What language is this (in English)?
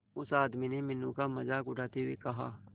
Hindi